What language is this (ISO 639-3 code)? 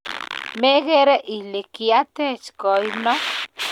kln